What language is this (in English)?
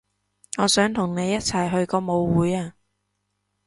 Cantonese